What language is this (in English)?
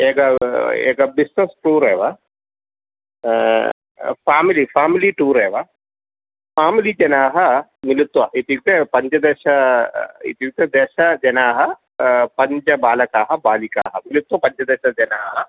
Sanskrit